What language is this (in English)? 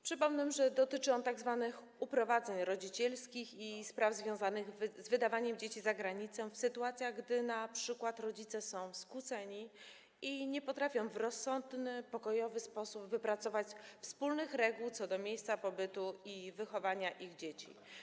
Polish